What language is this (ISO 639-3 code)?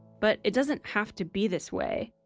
eng